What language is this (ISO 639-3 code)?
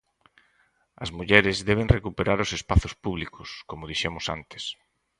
glg